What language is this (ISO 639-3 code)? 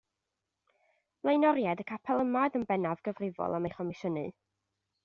cym